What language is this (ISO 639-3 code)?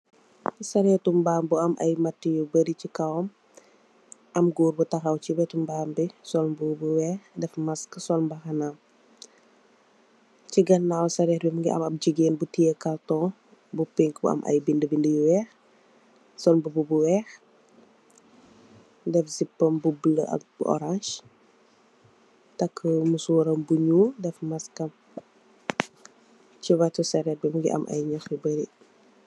wol